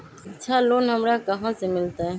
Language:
Magahi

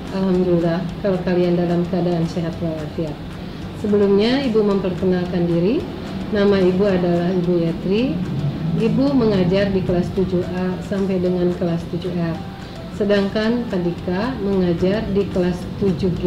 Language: Indonesian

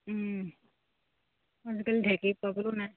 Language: Assamese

